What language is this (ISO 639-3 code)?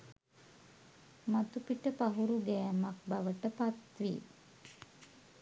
sin